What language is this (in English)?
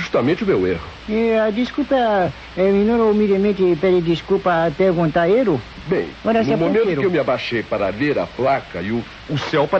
Portuguese